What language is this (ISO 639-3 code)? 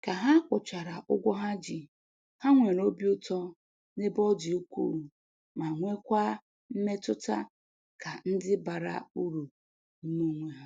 ibo